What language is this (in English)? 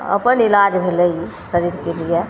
Maithili